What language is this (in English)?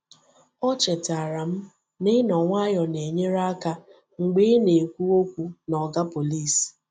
Igbo